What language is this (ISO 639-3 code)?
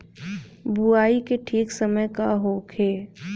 bho